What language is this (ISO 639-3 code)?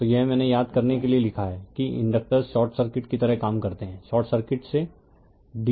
hin